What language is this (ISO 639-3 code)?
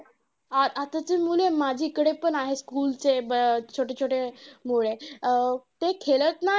mar